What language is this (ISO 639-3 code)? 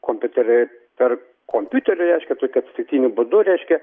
lit